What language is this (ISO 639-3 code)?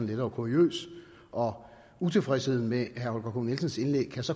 dan